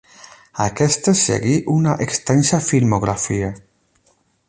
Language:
Catalan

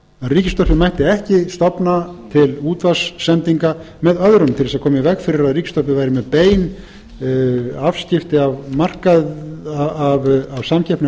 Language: Icelandic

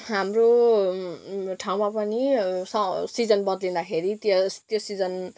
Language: Nepali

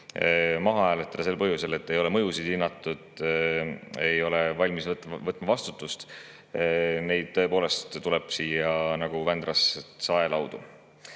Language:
Estonian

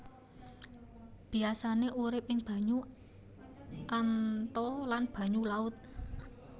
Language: Javanese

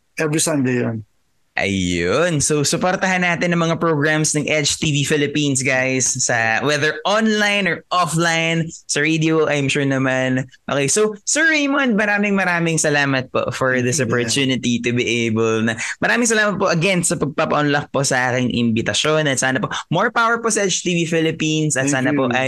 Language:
Filipino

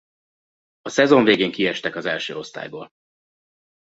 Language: Hungarian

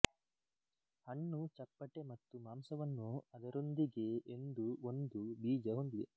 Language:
Kannada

